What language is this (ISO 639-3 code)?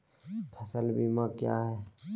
mag